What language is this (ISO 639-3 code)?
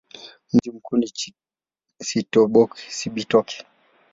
swa